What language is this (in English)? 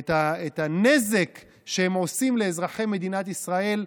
Hebrew